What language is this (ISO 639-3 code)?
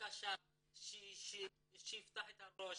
heb